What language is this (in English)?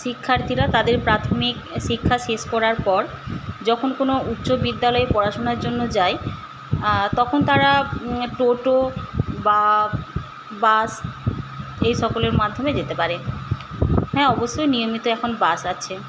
Bangla